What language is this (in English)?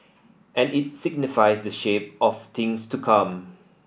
English